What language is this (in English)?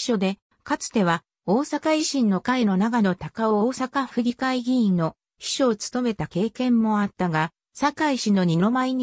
Japanese